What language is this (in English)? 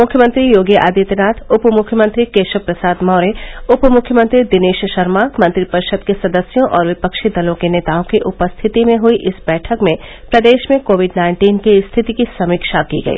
Hindi